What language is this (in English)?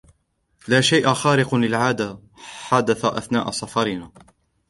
Arabic